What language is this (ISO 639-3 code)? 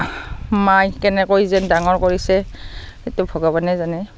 asm